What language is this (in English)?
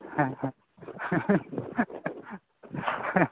Santali